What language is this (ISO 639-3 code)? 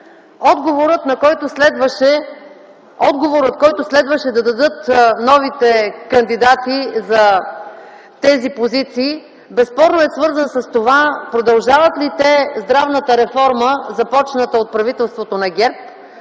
bul